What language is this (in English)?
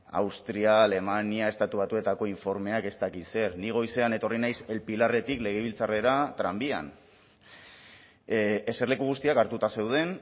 Basque